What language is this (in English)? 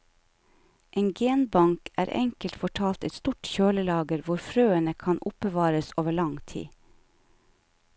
Norwegian